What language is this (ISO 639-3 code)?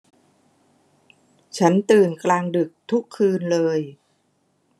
tha